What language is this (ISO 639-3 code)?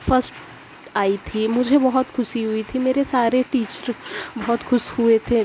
urd